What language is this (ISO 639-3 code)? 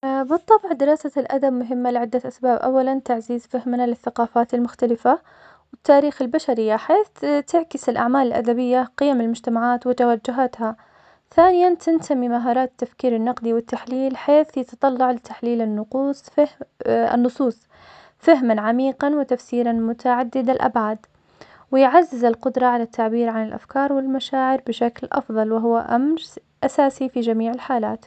acx